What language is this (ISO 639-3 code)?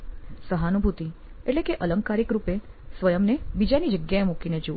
guj